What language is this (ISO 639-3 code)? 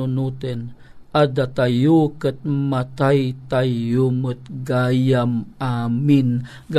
fil